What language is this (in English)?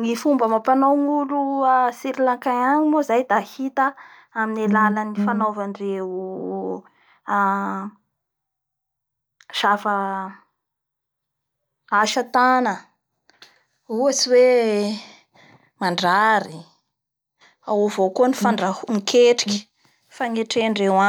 Bara Malagasy